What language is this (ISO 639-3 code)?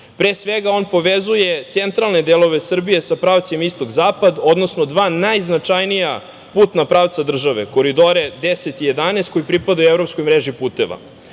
srp